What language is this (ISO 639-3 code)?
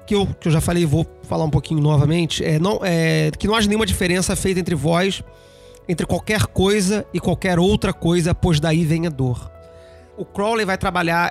por